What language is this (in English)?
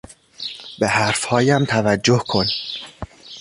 Persian